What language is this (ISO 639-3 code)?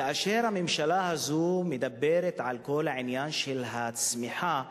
heb